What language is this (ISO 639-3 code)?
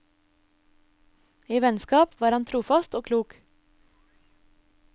nor